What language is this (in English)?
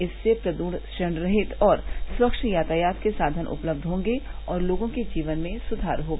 Hindi